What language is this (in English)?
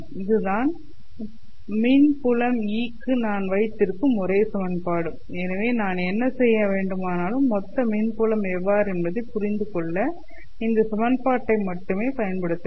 Tamil